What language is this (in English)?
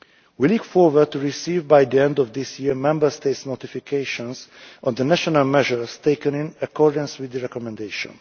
English